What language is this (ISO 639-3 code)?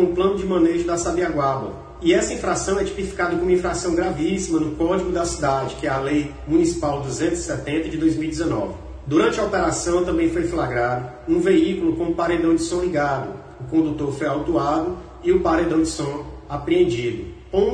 por